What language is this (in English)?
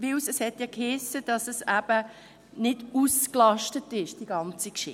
Swiss German